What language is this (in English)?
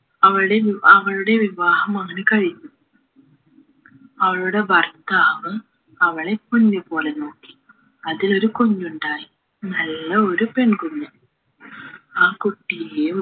Malayalam